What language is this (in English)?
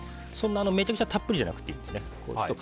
Japanese